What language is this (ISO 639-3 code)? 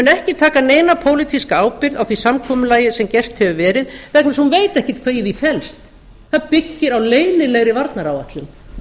isl